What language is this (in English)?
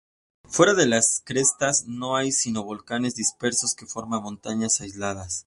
Spanish